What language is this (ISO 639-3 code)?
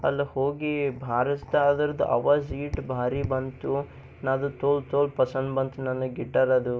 kan